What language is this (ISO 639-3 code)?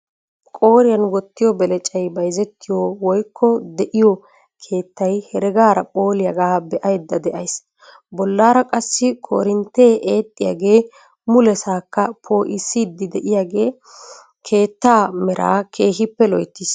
wal